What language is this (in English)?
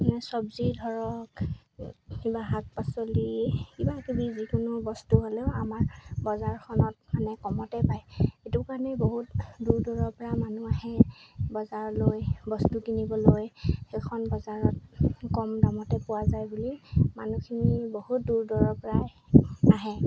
Assamese